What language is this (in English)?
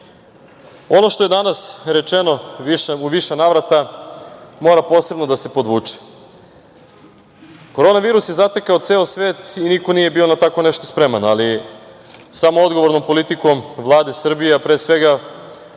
Serbian